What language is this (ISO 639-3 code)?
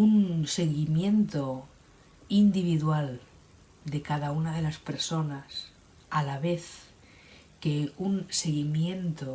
spa